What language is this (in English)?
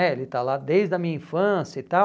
Portuguese